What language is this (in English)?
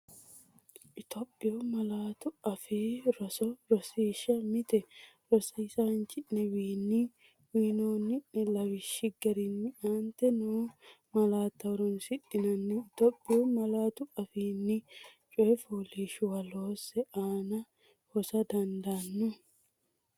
Sidamo